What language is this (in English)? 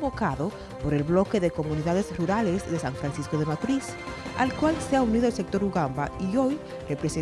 Spanish